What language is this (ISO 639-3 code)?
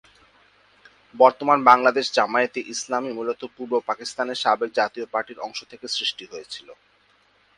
ben